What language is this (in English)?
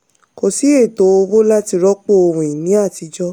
Yoruba